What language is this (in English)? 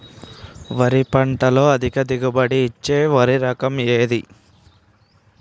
Telugu